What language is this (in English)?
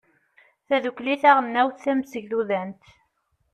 Kabyle